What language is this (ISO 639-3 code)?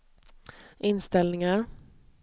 swe